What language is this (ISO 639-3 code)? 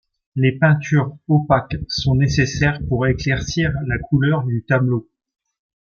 fra